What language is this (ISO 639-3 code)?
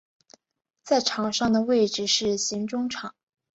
zho